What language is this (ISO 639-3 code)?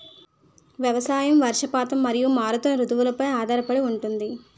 tel